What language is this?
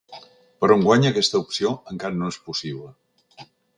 Catalan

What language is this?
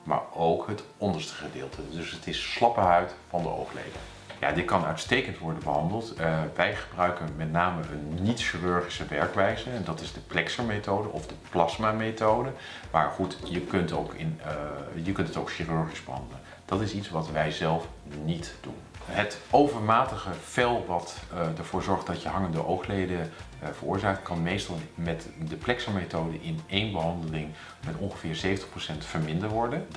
Dutch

